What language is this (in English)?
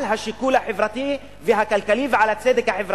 Hebrew